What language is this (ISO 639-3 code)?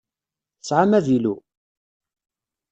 kab